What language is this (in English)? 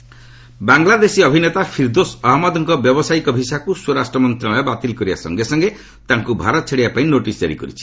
Odia